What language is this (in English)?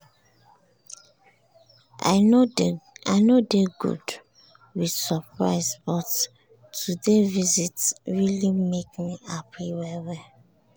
Nigerian Pidgin